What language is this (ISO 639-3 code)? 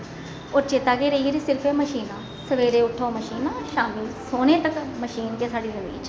doi